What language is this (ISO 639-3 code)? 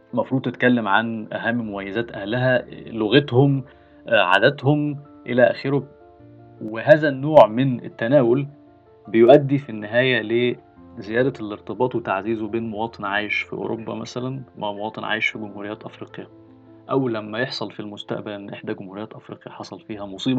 ara